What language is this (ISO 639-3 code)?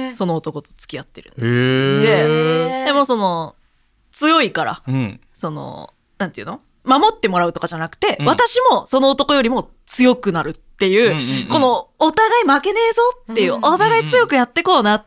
jpn